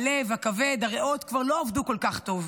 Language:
Hebrew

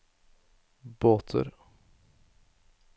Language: Norwegian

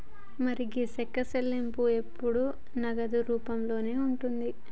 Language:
Telugu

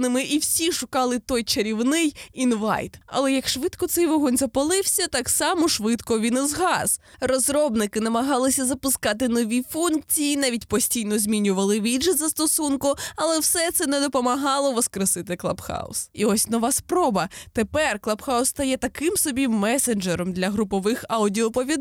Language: Ukrainian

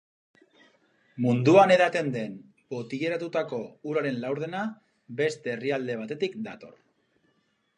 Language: Basque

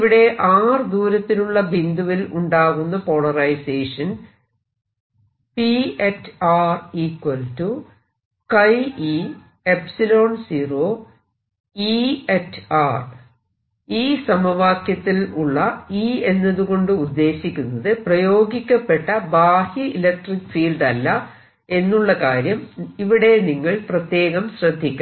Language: Malayalam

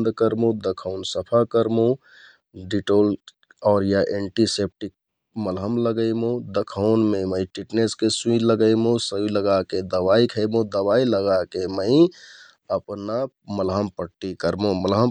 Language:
Kathoriya Tharu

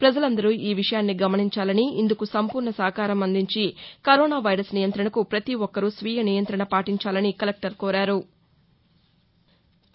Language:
Telugu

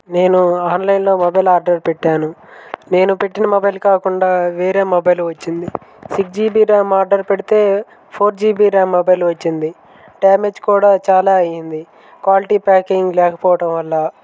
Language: Telugu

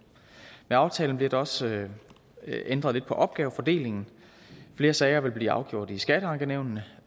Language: Danish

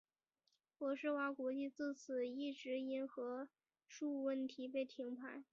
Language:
Chinese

